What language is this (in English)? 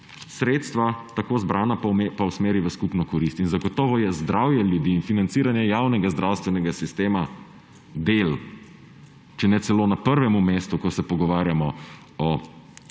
Slovenian